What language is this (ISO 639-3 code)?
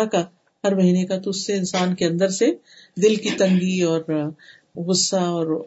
urd